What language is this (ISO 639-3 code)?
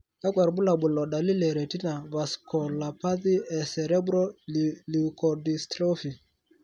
mas